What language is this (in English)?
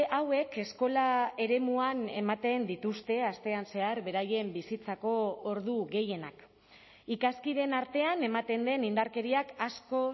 Basque